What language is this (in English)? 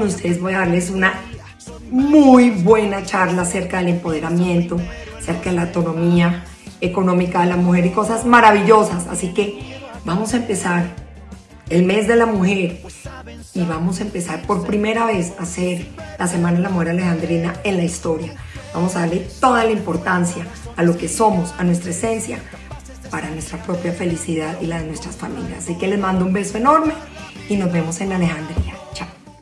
Spanish